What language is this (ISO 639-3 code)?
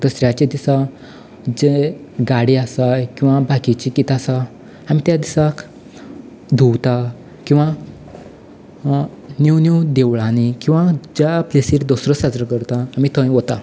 kok